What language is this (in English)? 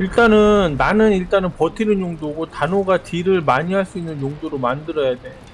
Korean